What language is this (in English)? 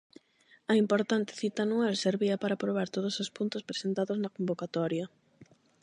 Galician